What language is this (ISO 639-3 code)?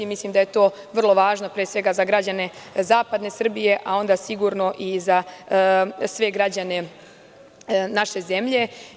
srp